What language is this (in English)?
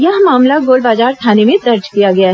Hindi